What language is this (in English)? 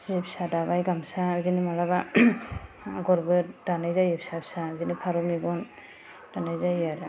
Bodo